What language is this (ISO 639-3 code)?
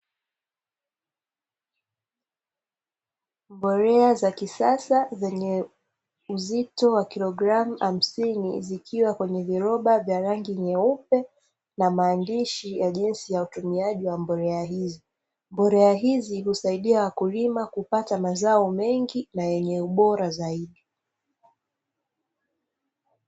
swa